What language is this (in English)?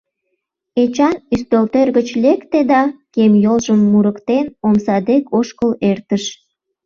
Mari